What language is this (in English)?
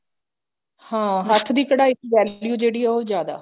Punjabi